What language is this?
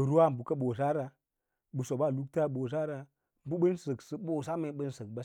Lala-Roba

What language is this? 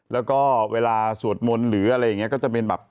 Thai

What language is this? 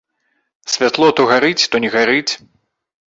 Belarusian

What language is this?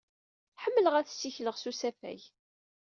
Kabyle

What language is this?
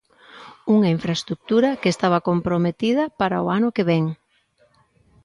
Galician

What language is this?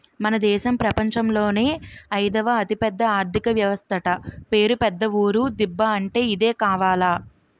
Telugu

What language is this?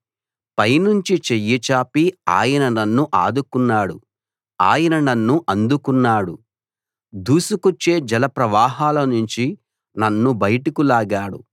Telugu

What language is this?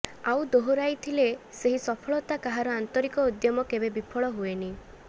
Odia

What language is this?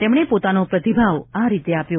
Gujarati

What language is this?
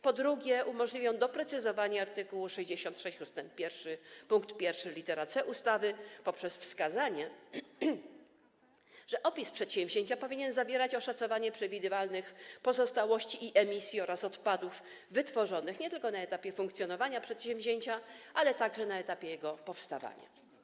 Polish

